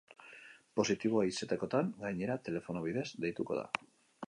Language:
Basque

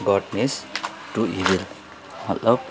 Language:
Nepali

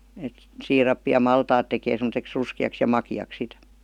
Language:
Finnish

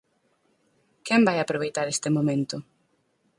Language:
Galician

